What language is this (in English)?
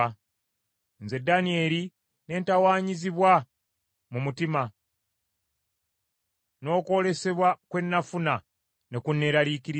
Ganda